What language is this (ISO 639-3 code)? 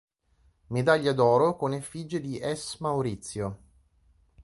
ita